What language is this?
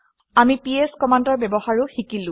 Assamese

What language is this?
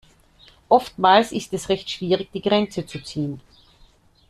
German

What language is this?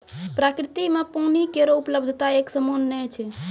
Maithili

